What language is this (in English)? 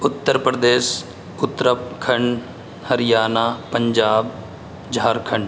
Urdu